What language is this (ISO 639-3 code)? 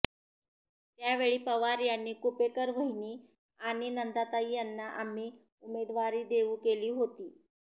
mar